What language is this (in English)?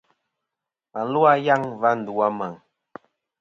Kom